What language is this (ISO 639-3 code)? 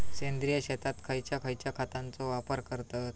mar